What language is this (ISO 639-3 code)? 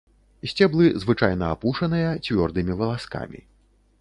bel